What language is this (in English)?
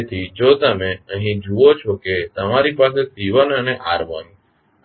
Gujarati